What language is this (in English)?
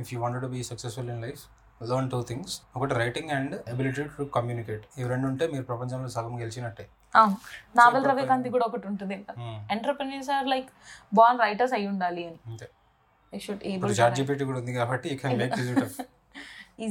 Telugu